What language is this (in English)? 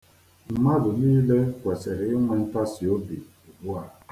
Igbo